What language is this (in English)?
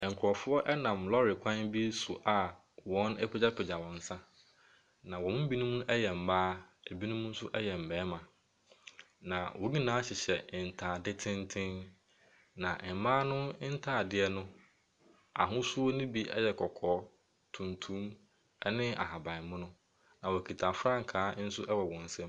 Akan